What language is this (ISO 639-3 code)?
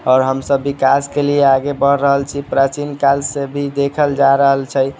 mai